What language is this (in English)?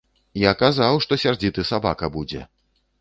Belarusian